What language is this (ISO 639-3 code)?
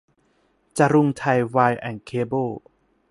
tha